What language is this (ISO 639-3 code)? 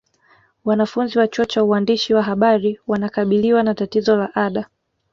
swa